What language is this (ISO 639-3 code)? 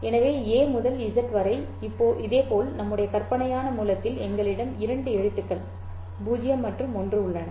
tam